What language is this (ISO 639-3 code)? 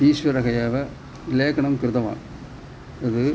san